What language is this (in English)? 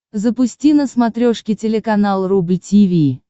Russian